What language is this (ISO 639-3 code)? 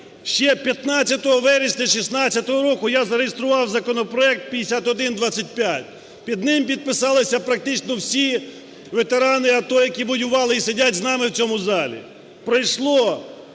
ukr